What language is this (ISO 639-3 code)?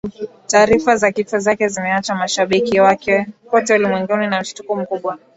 swa